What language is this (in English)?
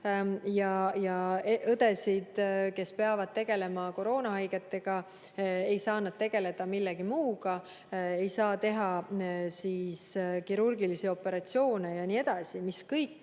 Estonian